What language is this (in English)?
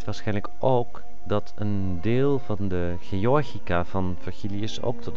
Dutch